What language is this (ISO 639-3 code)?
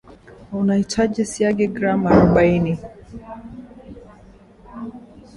swa